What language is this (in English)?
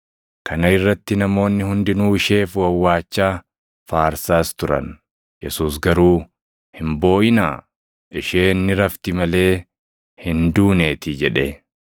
Oromo